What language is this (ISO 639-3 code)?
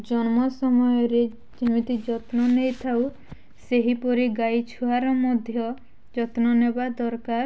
ori